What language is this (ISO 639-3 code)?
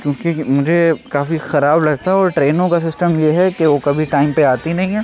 urd